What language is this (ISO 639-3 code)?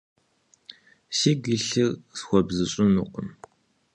kbd